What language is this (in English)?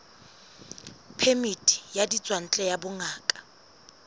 Southern Sotho